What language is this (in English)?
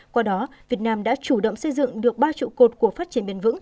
Vietnamese